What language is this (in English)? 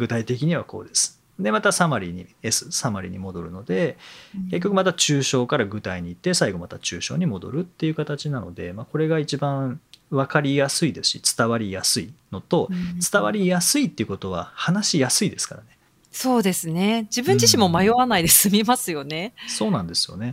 Japanese